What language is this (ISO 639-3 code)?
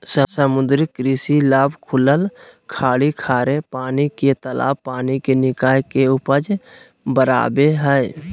mag